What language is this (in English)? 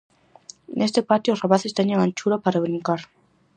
Galician